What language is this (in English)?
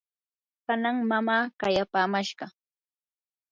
Yanahuanca Pasco Quechua